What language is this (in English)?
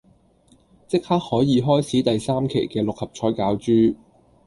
Cantonese